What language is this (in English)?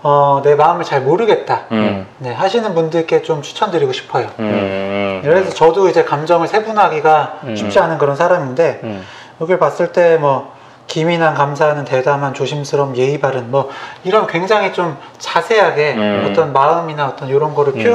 Korean